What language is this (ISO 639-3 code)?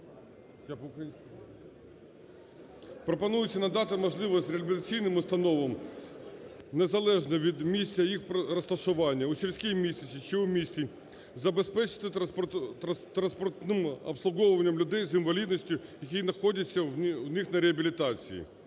ukr